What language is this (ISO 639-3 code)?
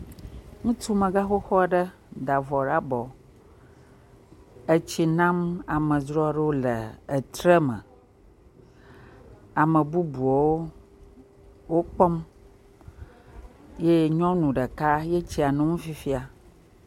ewe